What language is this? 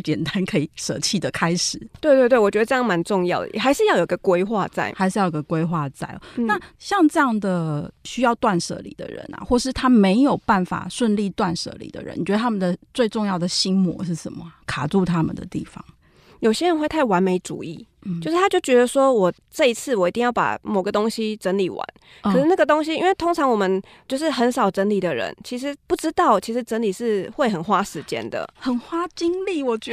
Chinese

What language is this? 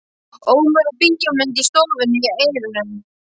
Icelandic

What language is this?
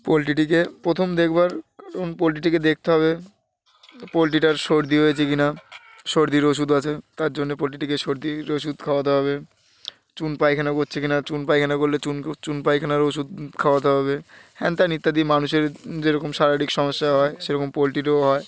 Bangla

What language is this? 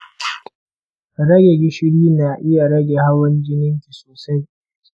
Hausa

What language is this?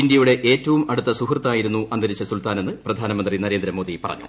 Malayalam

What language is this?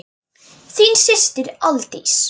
Icelandic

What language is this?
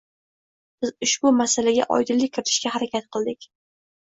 Uzbek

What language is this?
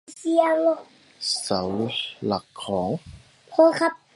Thai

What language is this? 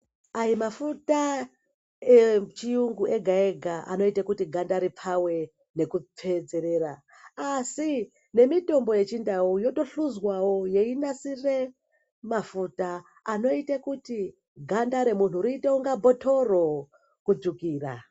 Ndau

